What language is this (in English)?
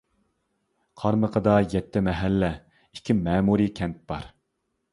Uyghur